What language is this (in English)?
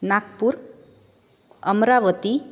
Sanskrit